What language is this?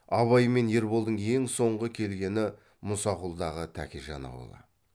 Kazakh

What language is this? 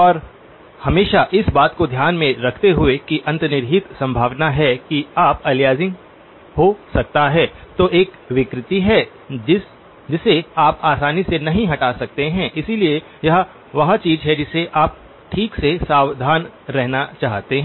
Hindi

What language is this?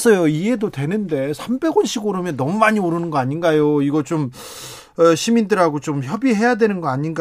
Korean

